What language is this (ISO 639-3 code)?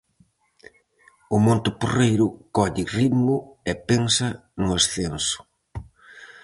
glg